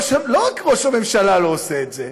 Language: Hebrew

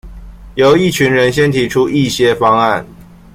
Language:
Chinese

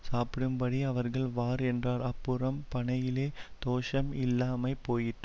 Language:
Tamil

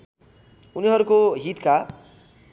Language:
Nepali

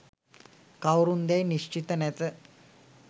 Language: Sinhala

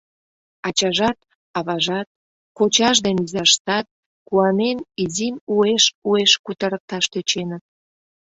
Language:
Mari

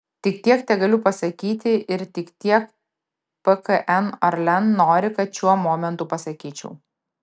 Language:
Lithuanian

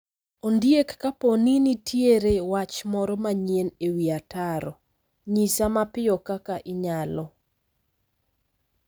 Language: Luo (Kenya and Tanzania)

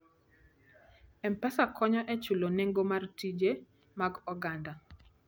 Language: Luo (Kenya and Tanzania)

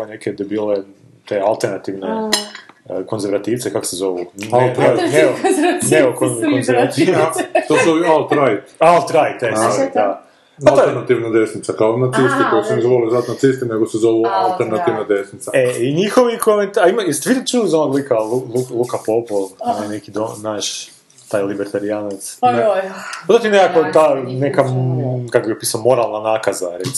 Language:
Croatian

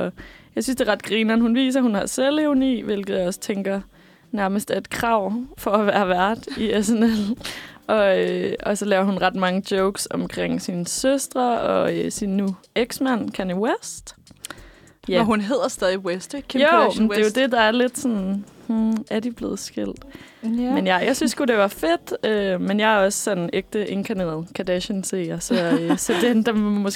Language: Danish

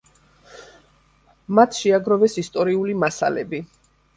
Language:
Georgian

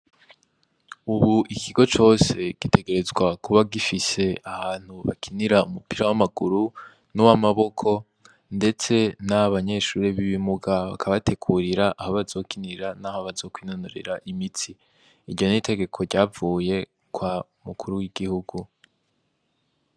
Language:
Rundi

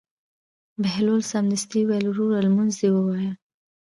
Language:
Pashto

